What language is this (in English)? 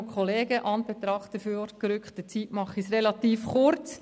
Swiss German